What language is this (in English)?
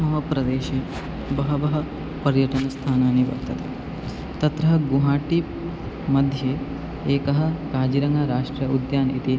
Sanskrit